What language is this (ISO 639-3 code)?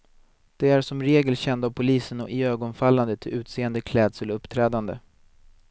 swe